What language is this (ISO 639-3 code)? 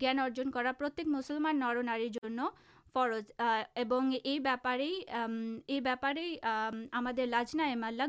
urd